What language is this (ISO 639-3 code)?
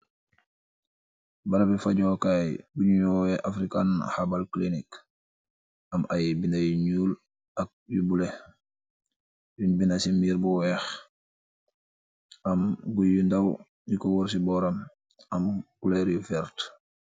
wol